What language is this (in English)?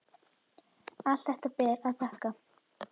Icelandic